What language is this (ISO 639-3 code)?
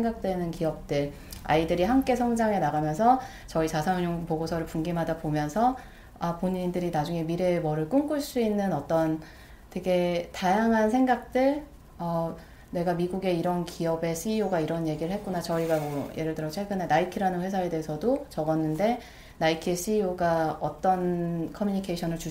kor